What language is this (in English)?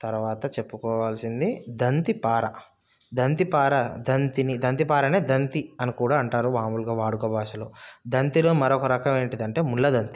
Telugu